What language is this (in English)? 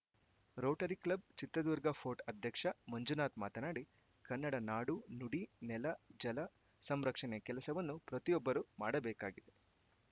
Kannada